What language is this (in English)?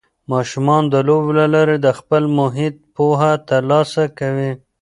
Pashto